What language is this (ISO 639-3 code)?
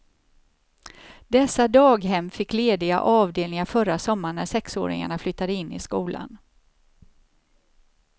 swe